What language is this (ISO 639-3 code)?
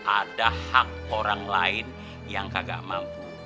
ind